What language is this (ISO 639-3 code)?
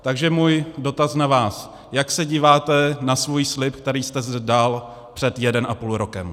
ces